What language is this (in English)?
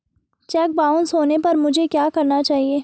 Hindi